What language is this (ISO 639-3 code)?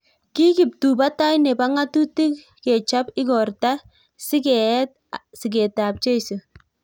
kln